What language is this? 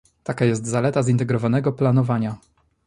Polish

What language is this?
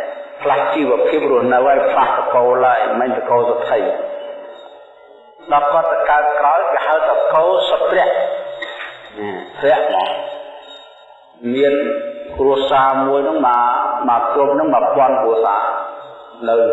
Vietnamese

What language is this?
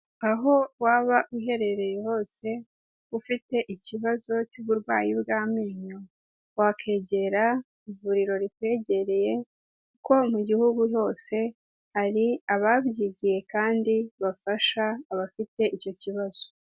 Kinyarwanda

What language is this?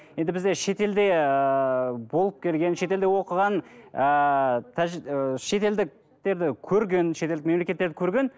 Kazakh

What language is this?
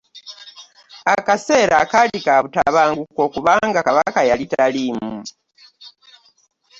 Ganda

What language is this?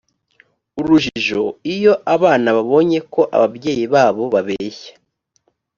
Kinyarwanda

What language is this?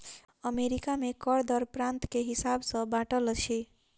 Maithili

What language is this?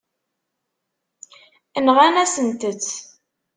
Kabyle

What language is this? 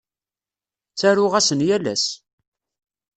Kabyle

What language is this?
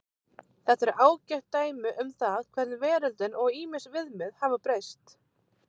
Icelandic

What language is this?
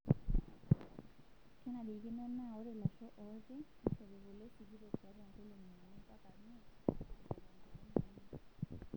Masai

